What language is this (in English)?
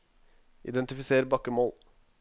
Norwegian